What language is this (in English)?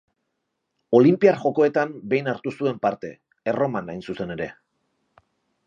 Basque